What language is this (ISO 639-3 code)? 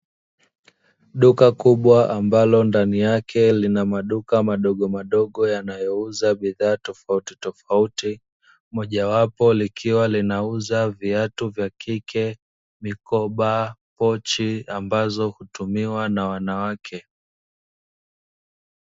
swa